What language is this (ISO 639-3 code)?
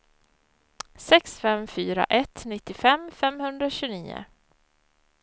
swe